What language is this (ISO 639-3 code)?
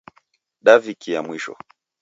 dav